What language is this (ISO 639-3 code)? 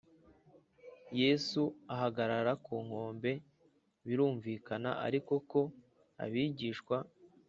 kin